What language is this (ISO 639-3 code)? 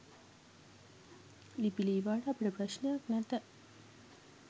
sin